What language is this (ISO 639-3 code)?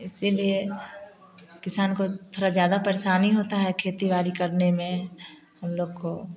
hin